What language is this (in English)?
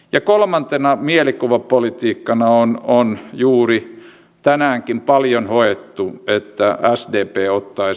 Finnish